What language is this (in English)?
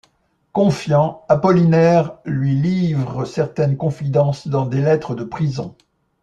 French